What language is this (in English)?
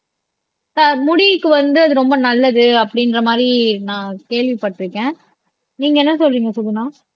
Tamil